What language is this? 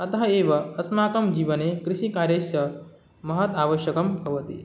Sanskrit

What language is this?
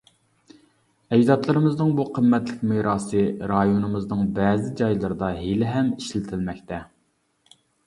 Uyghur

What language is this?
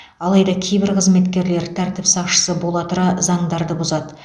Kazakh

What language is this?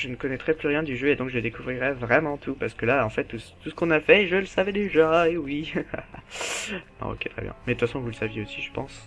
French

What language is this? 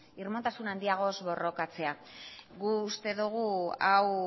Basque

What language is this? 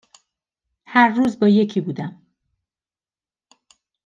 Persian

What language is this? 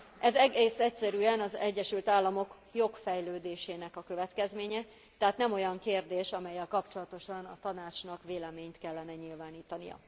Hungarian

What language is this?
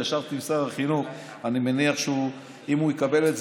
Hebrew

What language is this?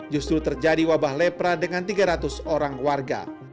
Indonesian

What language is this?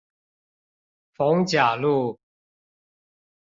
Chinese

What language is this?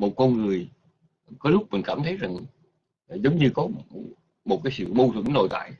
Vietnamese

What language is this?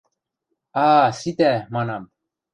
Western Mari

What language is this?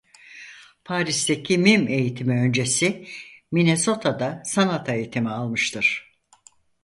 Turkish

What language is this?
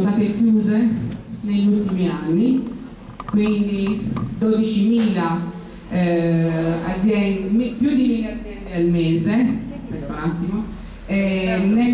Italian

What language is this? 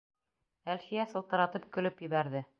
Bashkir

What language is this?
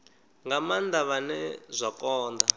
Venda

